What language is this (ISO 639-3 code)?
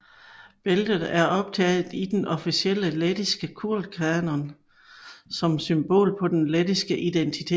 dan